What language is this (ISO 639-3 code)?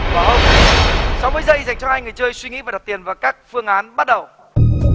vie